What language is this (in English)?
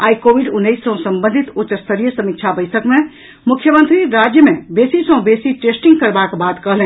Maithili